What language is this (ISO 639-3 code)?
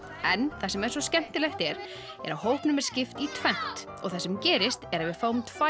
isl